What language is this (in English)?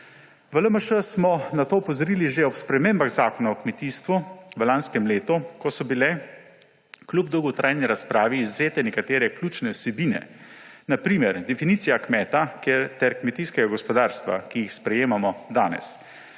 Slovenian